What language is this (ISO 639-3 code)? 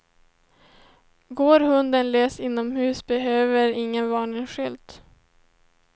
swe